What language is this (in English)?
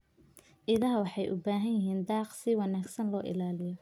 Somali